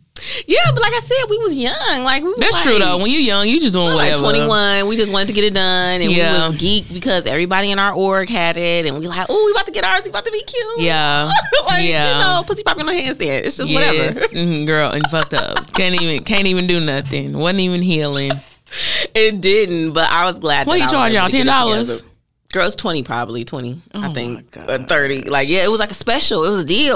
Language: English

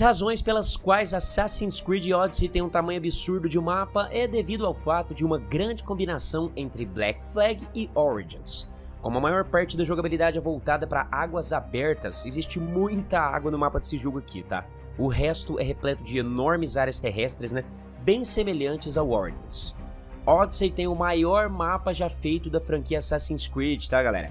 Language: Portuguese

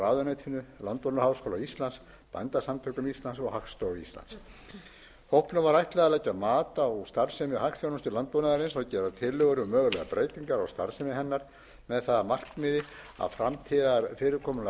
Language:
Icelandic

